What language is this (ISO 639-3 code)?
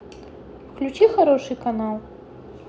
rus